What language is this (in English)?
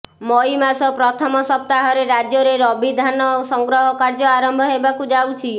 Odia